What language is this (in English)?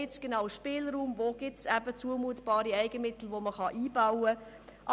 Swiss German